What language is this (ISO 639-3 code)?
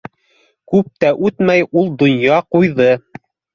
bak